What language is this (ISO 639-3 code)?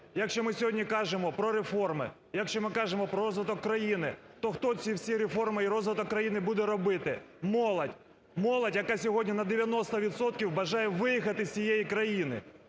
ukr